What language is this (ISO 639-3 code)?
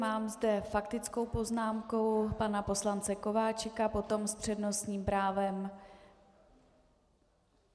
ces